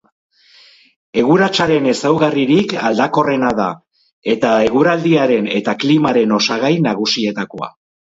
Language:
Basque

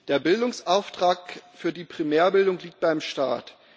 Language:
German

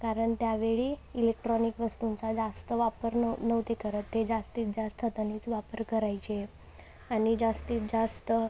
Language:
Marathi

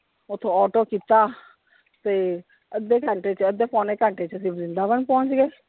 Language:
Punjabi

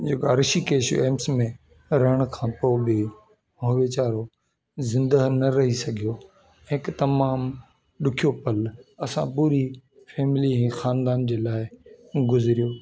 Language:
Sindhi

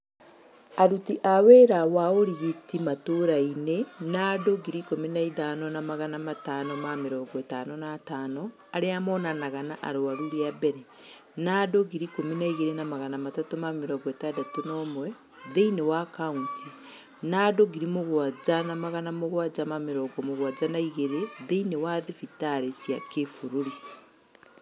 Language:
Kikuyu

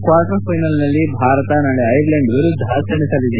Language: Kannada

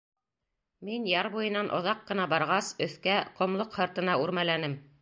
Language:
Bashkir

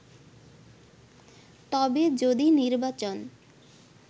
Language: Bangla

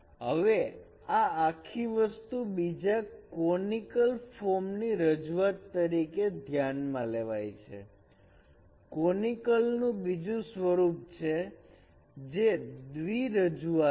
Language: Gujarati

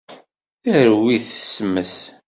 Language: Kabyle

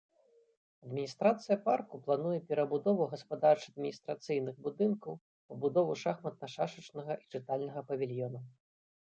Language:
Belarusian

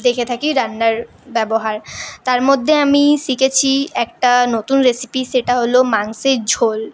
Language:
Bangla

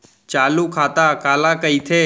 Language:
Chhattisgarhi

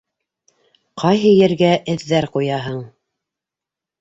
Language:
Bashkir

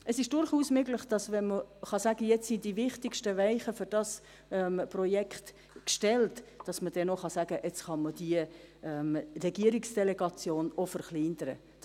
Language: Swiss German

